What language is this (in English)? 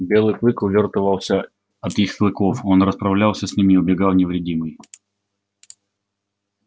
Russian